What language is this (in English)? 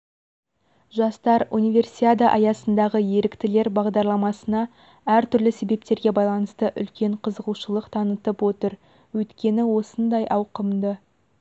Kazakh